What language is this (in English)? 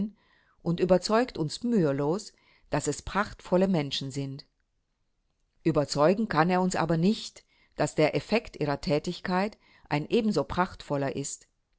German